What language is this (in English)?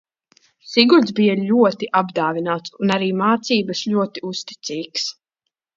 Latvian